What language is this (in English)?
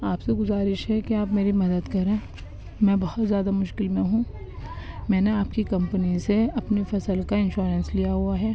Urdu